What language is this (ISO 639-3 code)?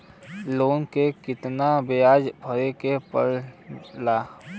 bho